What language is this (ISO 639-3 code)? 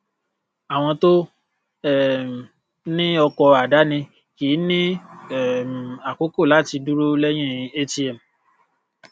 yor